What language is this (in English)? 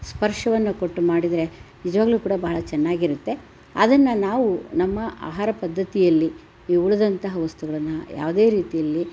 Kannada